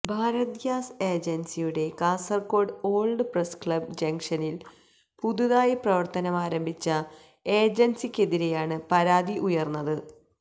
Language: Malayalam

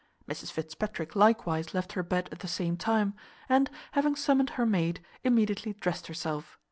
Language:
English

